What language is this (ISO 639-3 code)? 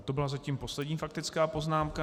ces